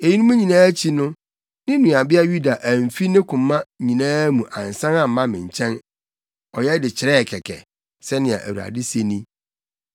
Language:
Akan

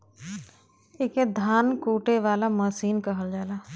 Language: Bhojpuri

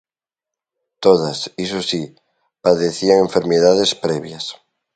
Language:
Galician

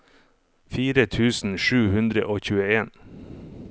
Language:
Norwegian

